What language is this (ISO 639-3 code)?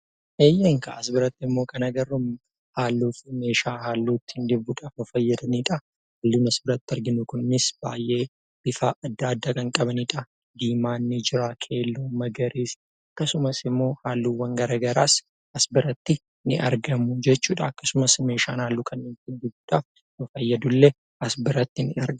orm